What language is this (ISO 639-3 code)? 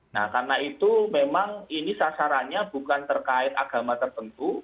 ind